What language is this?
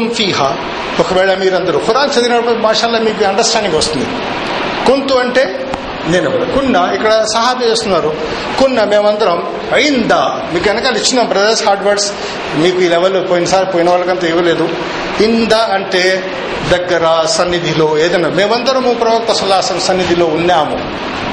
Telugu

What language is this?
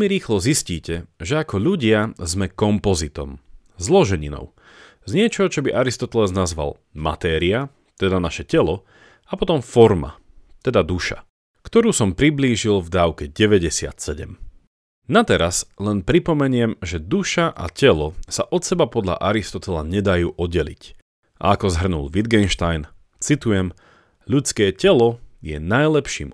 Slovak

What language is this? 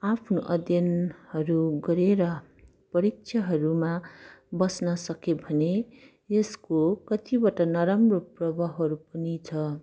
Nepali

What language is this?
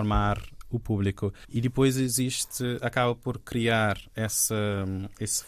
Portuguese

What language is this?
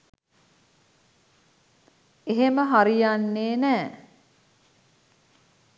Sinhala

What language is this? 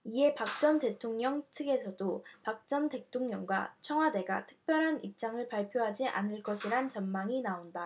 Korean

